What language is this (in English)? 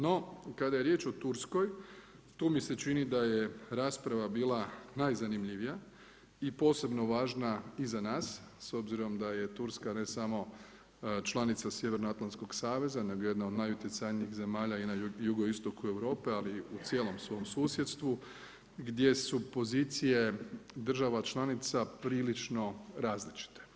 Croatian